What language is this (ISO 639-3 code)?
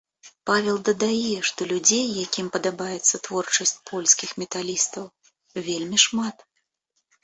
bel